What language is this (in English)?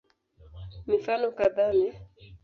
Swahili